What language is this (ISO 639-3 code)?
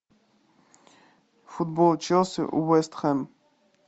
rus